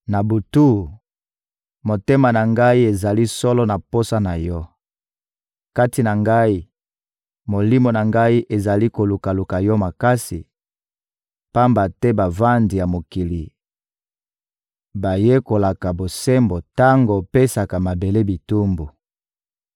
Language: Lingala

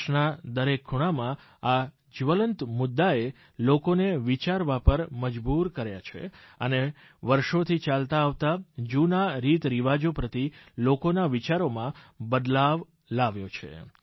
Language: Gujarati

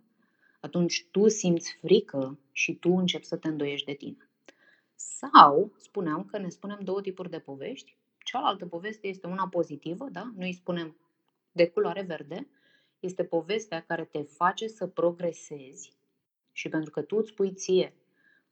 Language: Romanian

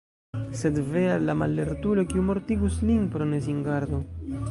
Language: Esperanto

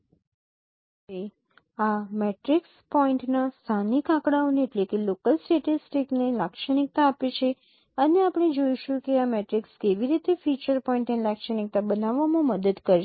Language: Gujarati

